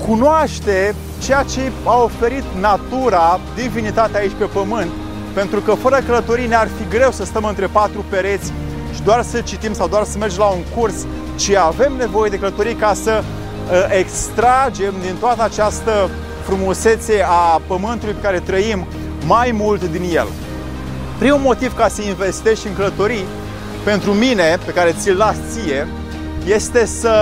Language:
Romanian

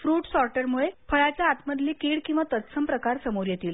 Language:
Marathi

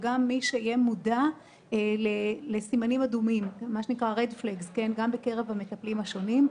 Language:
Hebrew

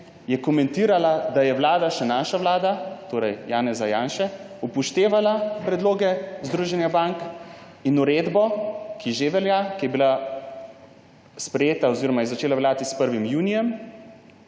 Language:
Slovenian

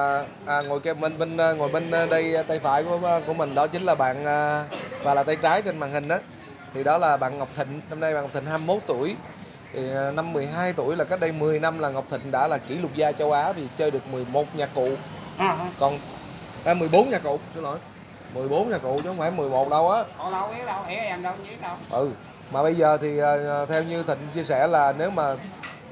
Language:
Vietnamese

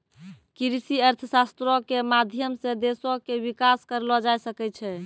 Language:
Maithili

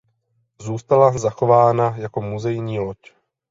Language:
Czech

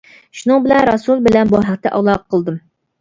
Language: Uyghur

